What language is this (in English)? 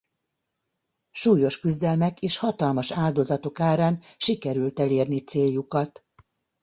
Hungarian